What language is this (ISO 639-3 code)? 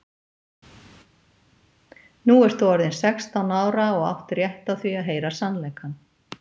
isl